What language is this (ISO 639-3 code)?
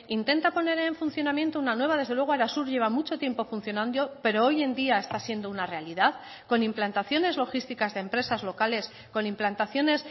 spa